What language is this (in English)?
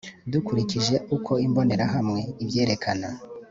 Kinyarwanda